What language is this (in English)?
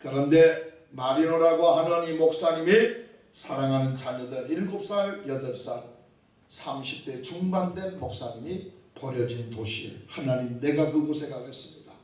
Korean